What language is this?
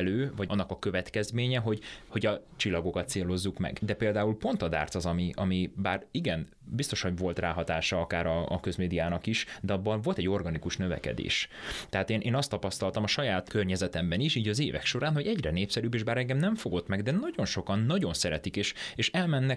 Hungarian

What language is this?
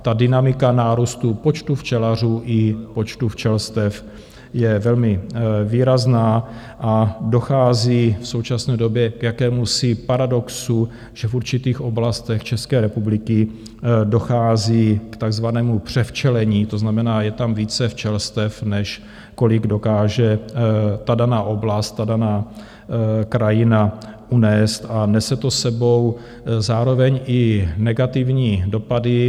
Czech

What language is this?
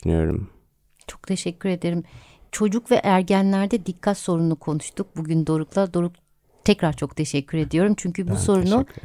Turkish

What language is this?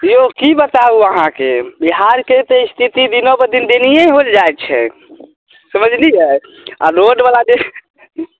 Maithili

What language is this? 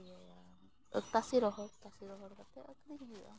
Santali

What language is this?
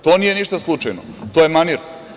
Serbian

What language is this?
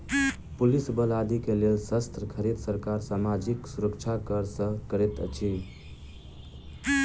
Maithili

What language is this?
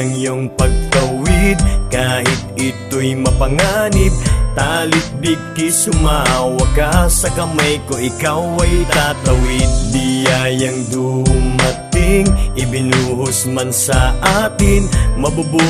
Greek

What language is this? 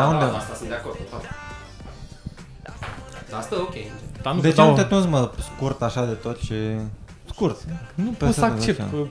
Romanian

